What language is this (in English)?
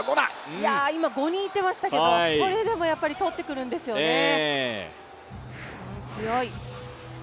Japanese